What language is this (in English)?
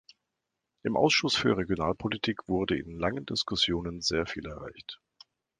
German